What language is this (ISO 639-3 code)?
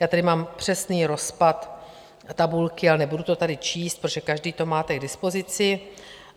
ces